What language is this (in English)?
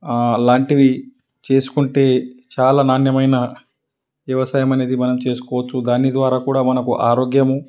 Telugu